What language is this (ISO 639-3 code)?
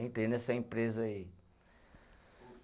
por